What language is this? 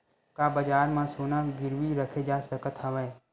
Chhattisgarhi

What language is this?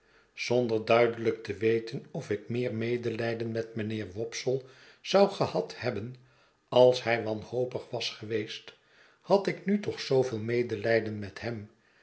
Dutch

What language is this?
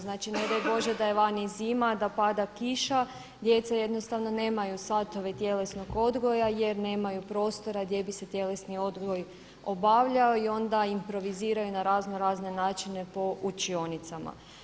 Croatian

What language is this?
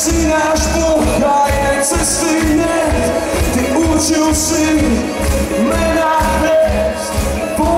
Greek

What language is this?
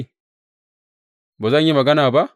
Hausa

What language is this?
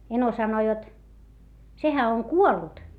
Finnish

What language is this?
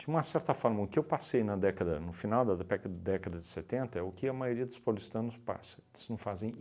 Portuguese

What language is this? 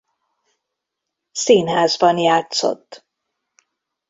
Hungarian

